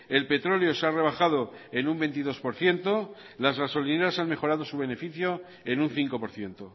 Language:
Spanish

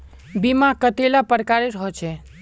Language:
Magahi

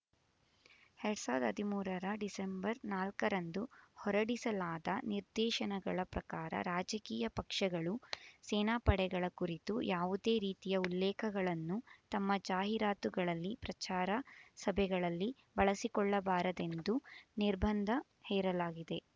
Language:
Kannada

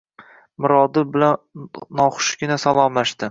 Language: Uzbek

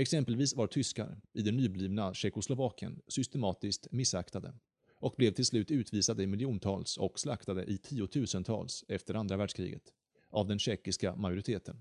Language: Swedish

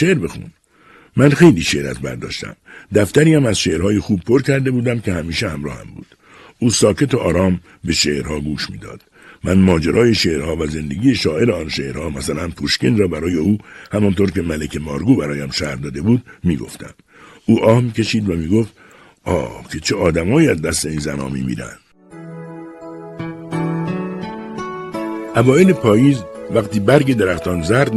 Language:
Persian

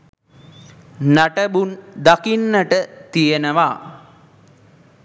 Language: Sinhala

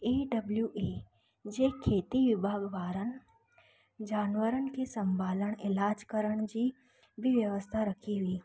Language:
Sindhi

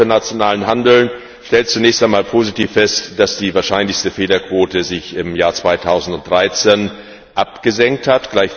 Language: German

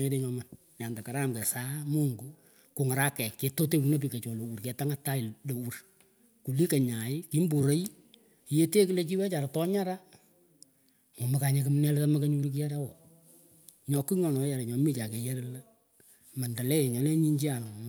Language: Pökoot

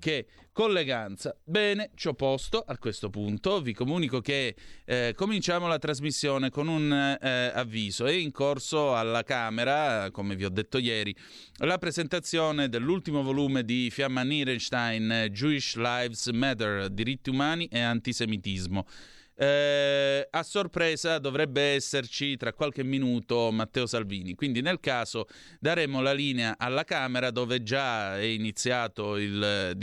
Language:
Italian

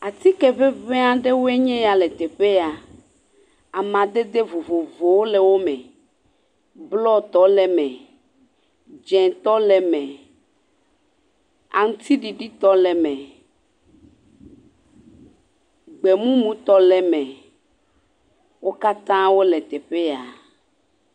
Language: Ewe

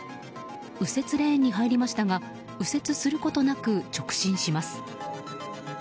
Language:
Japanese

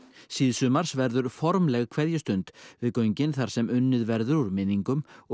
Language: Icelandic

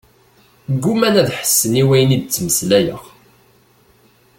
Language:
Kabyle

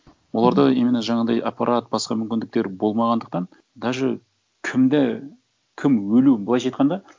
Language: Kazakh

